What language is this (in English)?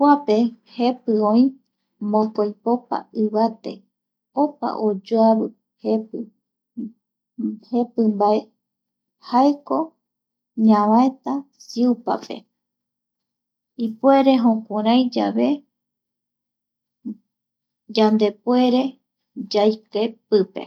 Eastern Bolivian Guaraní